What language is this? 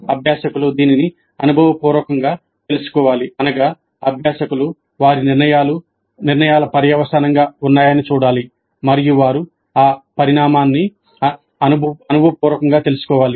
Telugu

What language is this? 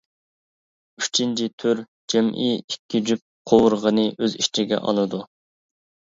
Uyghur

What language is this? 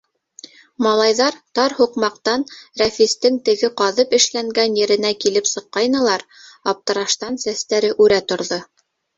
Bashkir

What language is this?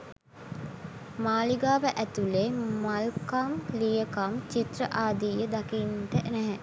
Sinhala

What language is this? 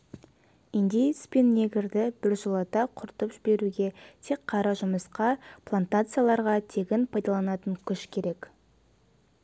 Kazakh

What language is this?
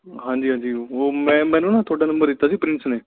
Punjabi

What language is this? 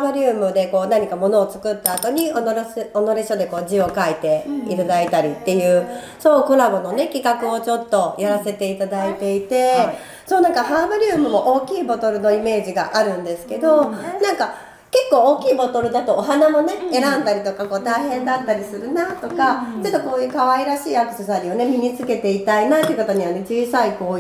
Japanese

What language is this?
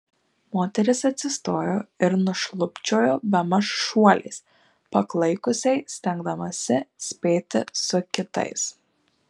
Lithuanian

